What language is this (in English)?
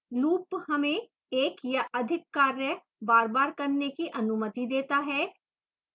Hindi